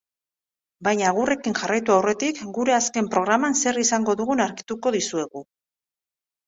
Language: Basque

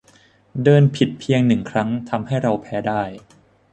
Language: Thai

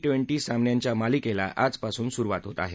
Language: Marathi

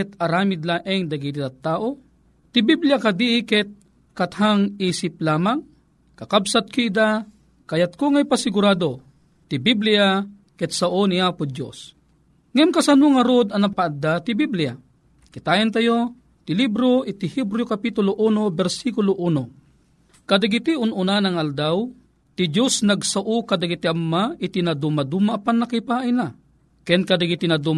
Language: Filipino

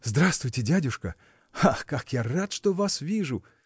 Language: Russian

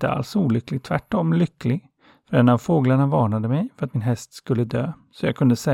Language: Swedish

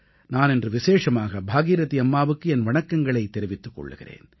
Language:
Tamil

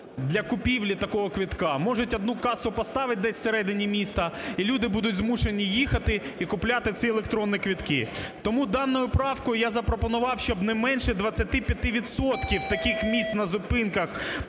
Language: Ukrainian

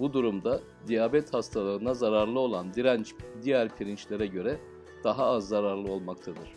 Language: Turkish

